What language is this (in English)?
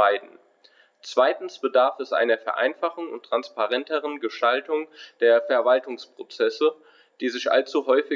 German